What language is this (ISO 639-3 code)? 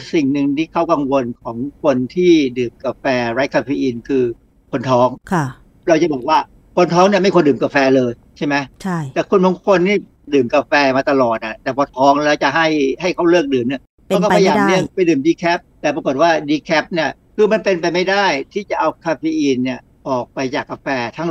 tha